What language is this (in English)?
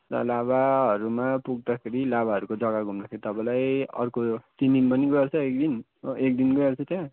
Nepali